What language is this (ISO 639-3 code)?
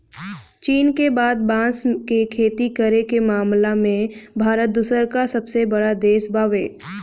bho